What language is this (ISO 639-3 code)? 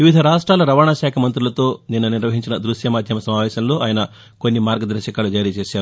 tel